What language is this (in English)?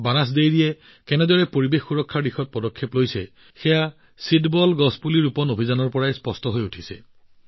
Assamese